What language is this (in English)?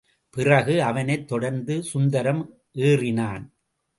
Tamil